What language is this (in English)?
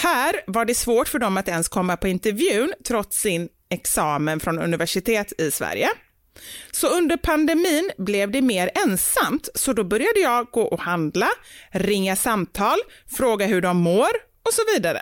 Swedish